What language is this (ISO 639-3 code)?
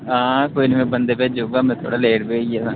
doi